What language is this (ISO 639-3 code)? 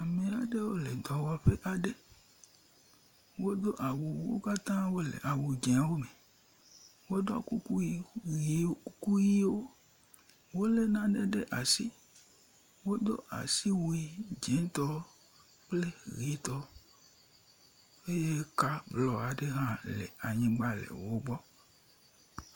ewe